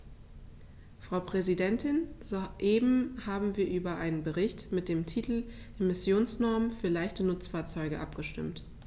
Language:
German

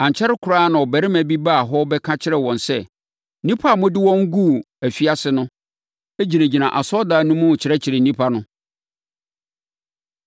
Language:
Akan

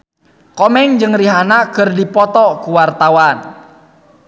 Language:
Sundanese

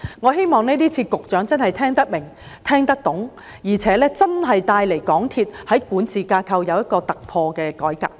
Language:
Cantonese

